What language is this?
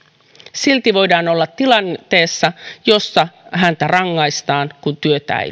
Finnish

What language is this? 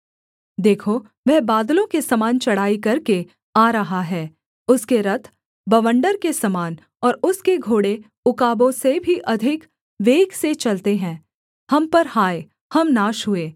Hindi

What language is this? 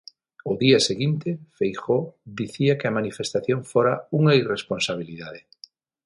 Galician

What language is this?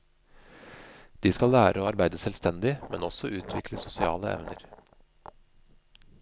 Norwegian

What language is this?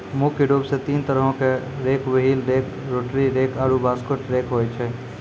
Maithili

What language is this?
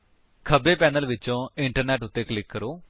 Punjabi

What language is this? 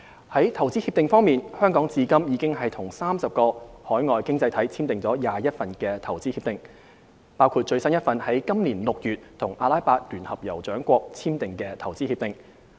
Cantonese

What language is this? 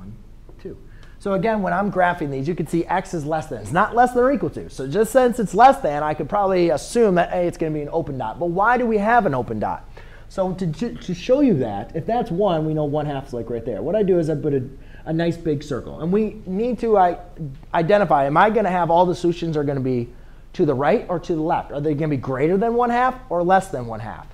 English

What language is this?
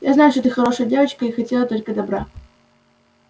Russian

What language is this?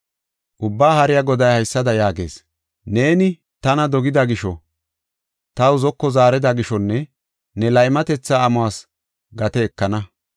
Gofa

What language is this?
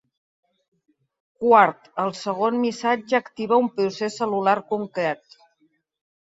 Catalan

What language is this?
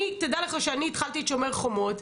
Hebrew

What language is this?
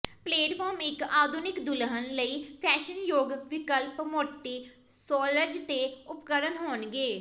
Punjabi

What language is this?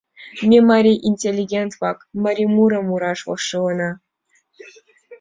Mari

